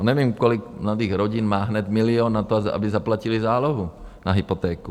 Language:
Czech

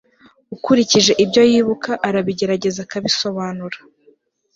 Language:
Kinyarwanda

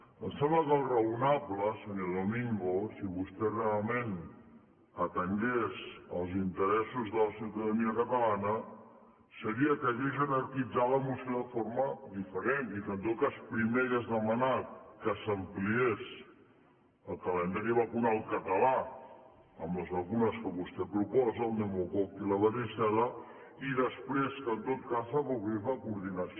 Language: Catalan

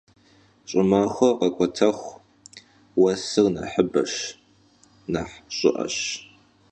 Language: Kabardian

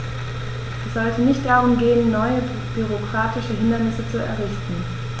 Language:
German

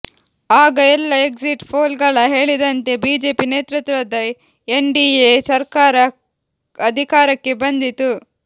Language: Kannada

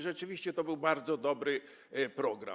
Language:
Polish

